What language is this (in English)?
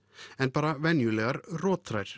Icelandic